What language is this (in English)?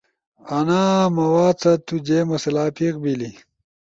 Ushojo